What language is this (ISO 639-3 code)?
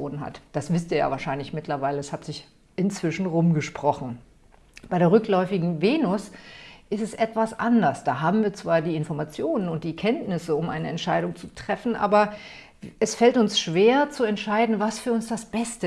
deu